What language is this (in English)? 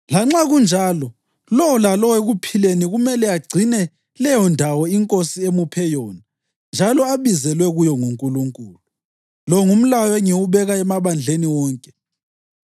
North Ndebele